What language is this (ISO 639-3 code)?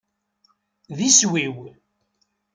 kab